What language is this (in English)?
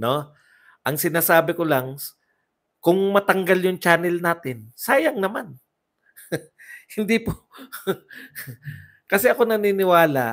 Filipino